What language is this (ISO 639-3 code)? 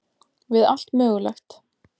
isl